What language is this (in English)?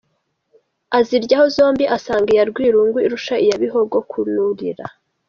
Kinyarwanda